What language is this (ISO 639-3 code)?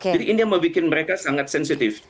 ind